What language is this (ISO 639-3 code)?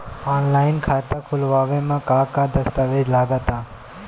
bho